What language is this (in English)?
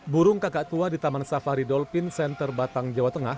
Indonesian